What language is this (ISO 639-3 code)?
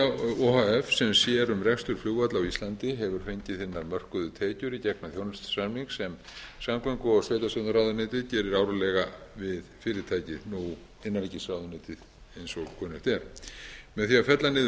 isl